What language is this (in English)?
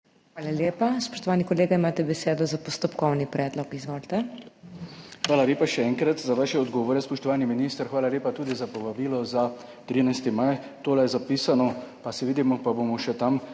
Slovenian